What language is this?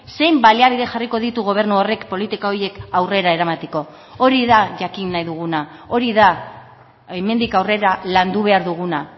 Basque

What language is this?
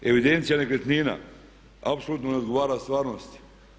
Croatian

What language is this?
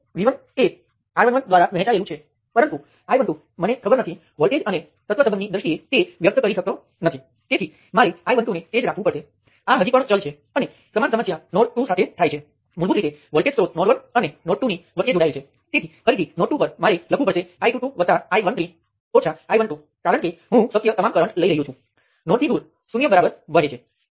Gujarati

